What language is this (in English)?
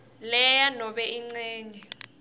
Swati